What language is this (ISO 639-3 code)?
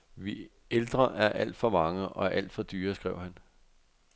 dan